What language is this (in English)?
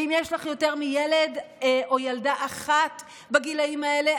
Hebrew